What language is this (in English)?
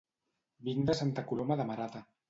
Catalan